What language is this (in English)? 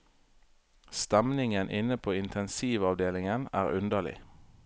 Norwegian